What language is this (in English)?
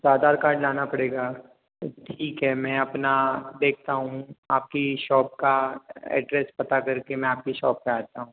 Hindi